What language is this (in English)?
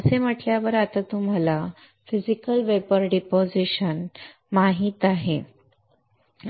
Marathi